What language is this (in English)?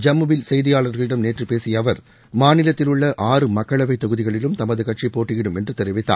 Tamil